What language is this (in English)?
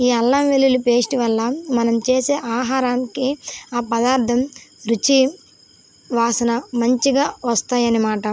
Telugu